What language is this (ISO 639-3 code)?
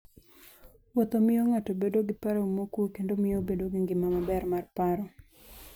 luo